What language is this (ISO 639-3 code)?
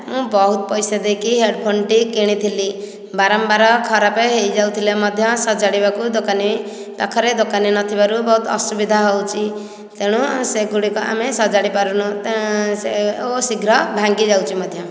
ori